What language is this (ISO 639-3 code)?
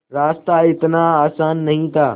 hin